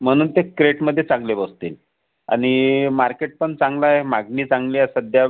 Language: Marathi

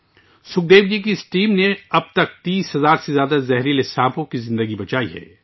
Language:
Urdu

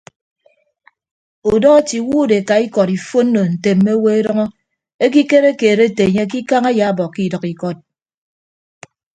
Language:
Ibibio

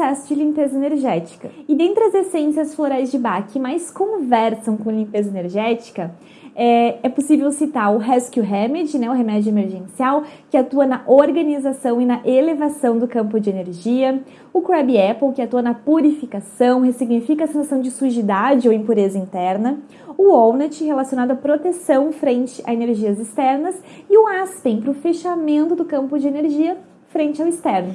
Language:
Portuguese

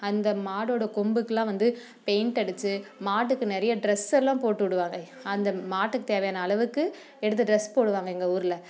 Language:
Tamil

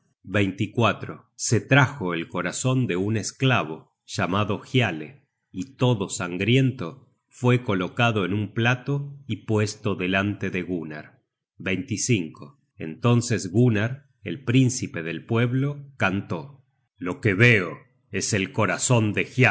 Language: Spanish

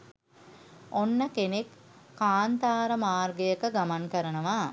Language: Sinhala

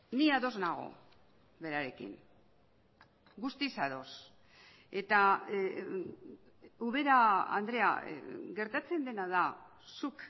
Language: Basque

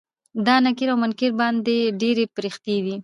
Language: Pashto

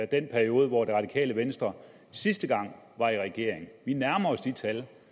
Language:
Danish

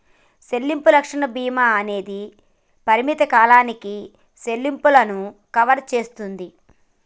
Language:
Telugu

